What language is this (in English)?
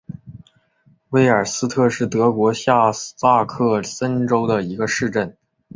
Chinese